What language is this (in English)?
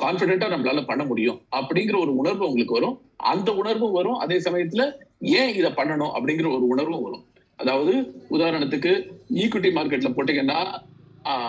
Tamil